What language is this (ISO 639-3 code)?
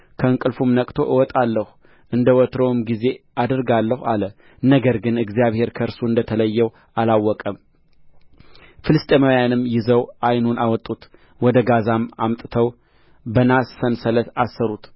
amh